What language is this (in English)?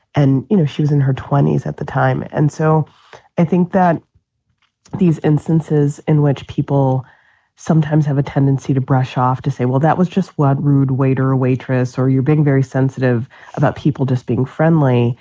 English